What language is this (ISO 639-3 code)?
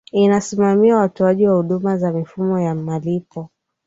swa